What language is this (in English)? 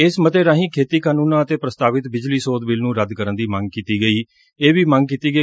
Punjabi